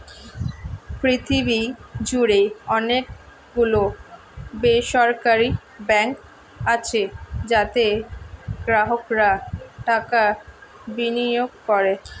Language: Bangla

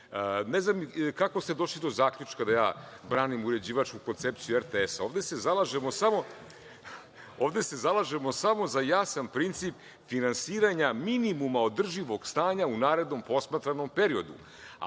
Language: Serbian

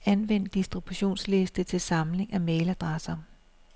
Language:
Danish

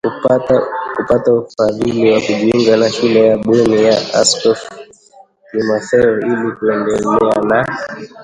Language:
Swahili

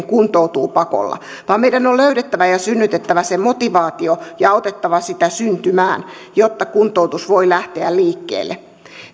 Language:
Finnish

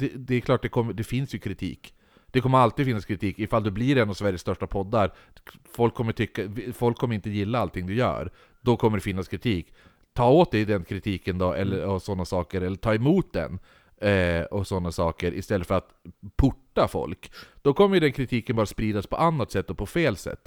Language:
Swedish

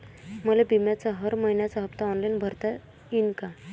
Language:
Marathi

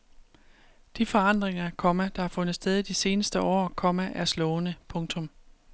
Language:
Danish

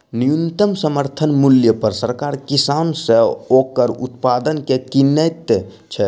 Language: Maithili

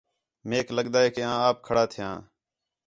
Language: Khetrani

